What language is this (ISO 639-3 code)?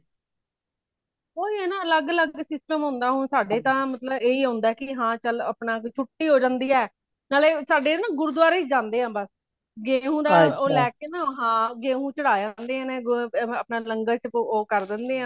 pan